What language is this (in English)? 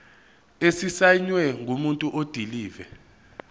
Zulu